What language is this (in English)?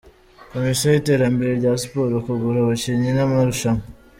Kinyarwanda